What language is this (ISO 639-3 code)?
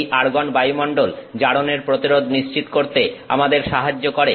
ben